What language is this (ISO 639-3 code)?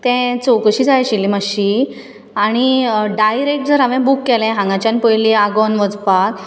kok